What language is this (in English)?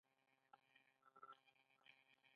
Pashto